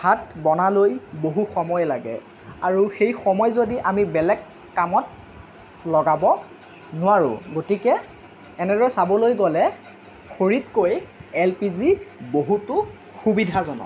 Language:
Assamese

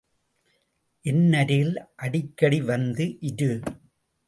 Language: Tamil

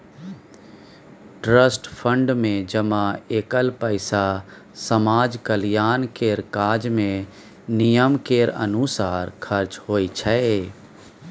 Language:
Maithili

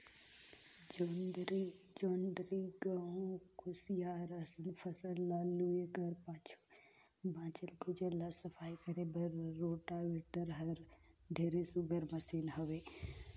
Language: Chhattisgarhi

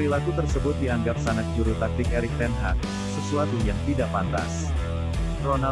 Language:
Indonesian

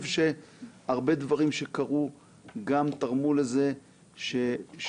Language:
Hebrew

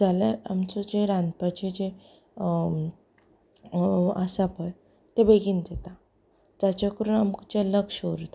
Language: Konkani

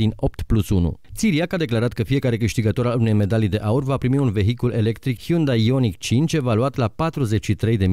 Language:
Romanian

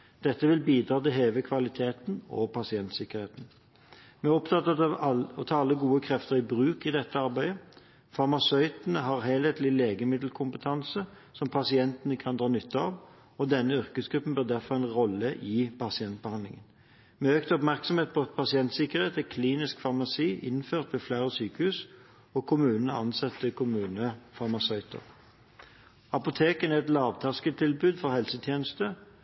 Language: Norwegian Bokmål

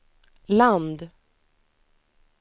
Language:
Swedish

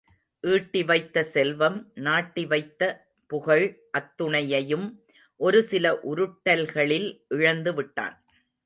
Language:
Tamil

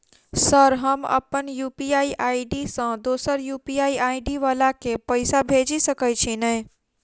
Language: Maithili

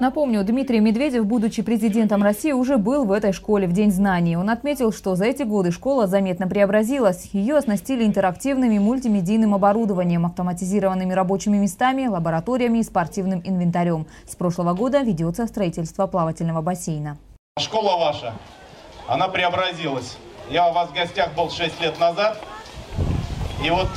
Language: Russian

